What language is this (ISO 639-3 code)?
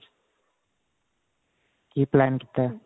pan